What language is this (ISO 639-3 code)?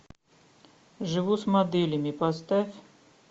rus